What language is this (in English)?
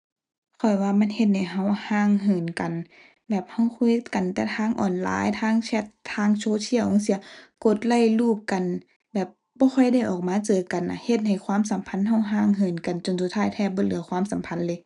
Thai